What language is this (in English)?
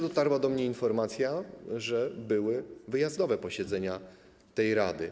Polish